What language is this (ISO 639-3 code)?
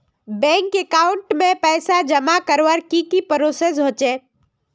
mag